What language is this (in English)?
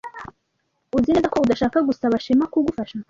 Kinyarwanda